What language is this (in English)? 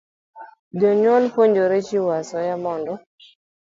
Luo (Kenya and Tanzania)